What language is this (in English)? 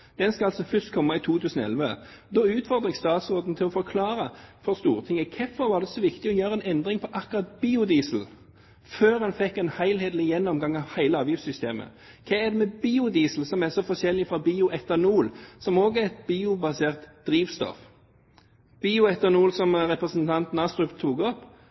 Norwegian Bokmål